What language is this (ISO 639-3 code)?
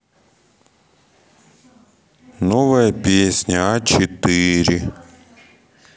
rus